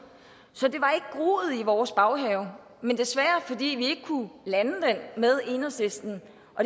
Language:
Danish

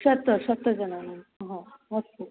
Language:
Sanskrit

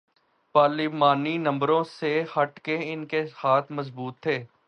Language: Urdu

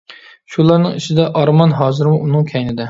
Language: Uyghur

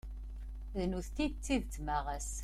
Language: Kabyle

